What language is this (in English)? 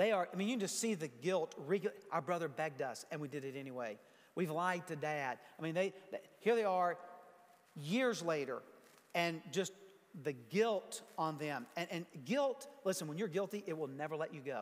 English